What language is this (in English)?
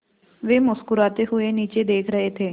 Hindi